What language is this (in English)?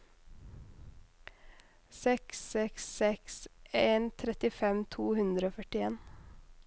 Norwegian